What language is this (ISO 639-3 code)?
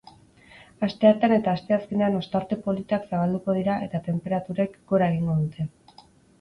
eus